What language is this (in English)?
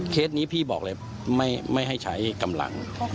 Thai